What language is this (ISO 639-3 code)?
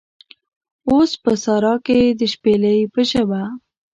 pus